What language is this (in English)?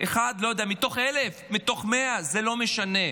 Hebrew